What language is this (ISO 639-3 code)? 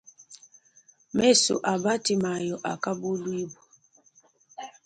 lua